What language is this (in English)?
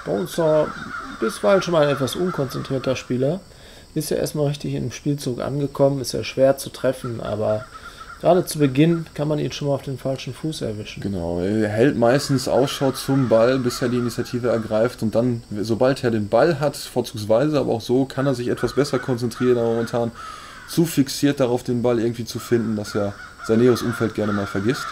German